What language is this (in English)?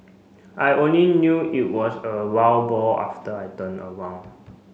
English